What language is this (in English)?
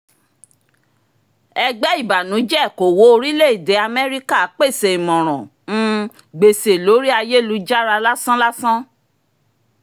Yoruba